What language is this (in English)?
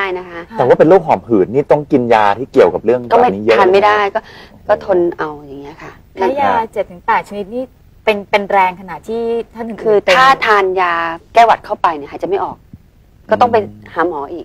Thai